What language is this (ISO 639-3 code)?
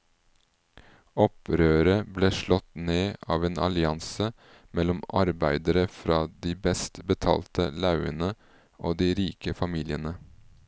nor